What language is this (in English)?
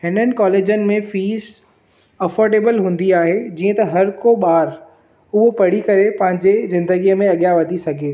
Sindhi